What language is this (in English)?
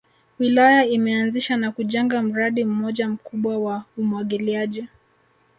Swahili